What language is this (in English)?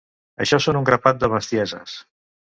Catalan